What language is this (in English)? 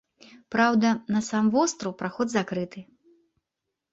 Belarusian